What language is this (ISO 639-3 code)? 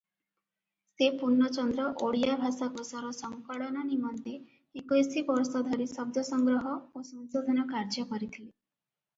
ori